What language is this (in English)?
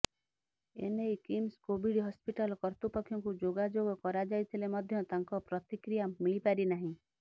Odia